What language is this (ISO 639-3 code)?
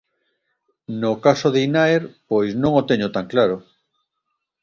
glg